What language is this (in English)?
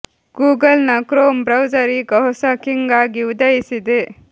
Kannada